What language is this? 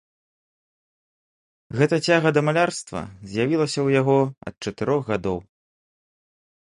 Belarusian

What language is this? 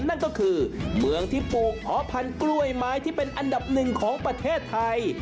Thai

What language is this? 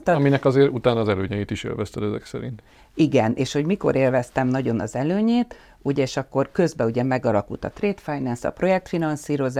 Hungarian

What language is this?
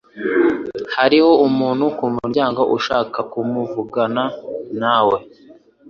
Kinyarwanda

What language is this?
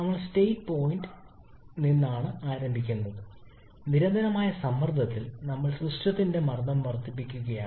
Malayalam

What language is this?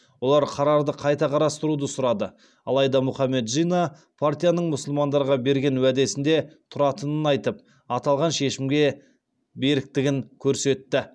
Kazakh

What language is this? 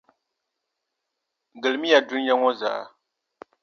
Dagbani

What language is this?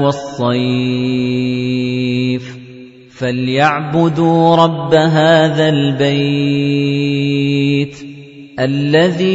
Arabic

